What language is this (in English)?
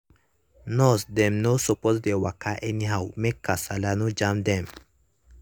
Nigerian Pidgin